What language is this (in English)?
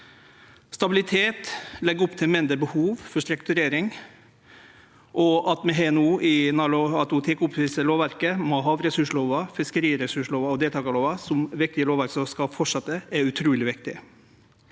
Norwegian